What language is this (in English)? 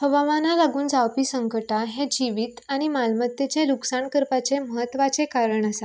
Konkani